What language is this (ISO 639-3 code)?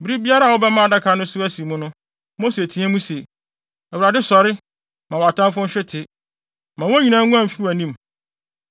aka